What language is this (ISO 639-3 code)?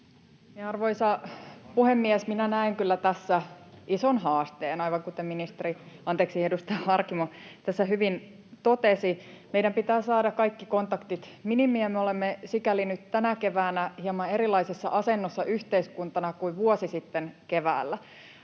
fin